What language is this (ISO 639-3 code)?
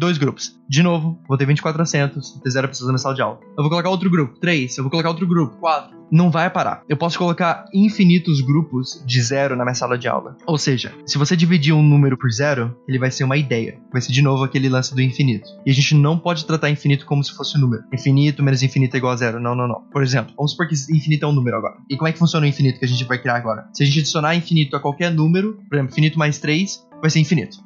por